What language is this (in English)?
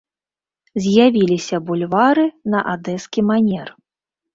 Belarusian